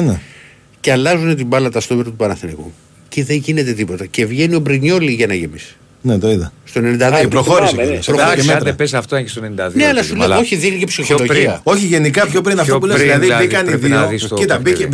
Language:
Greek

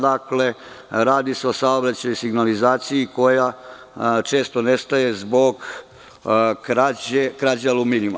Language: Serbian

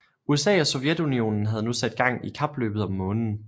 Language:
Danish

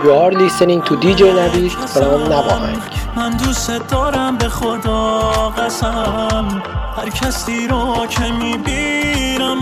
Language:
Persian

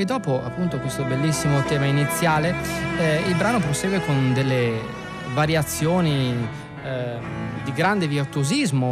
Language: Italian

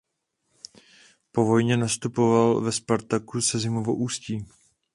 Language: Czech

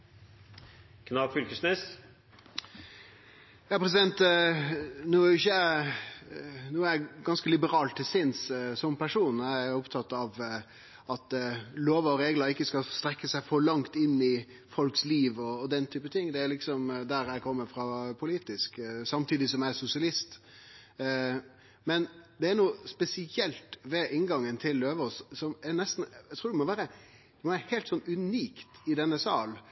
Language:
Norwegian Nynorsk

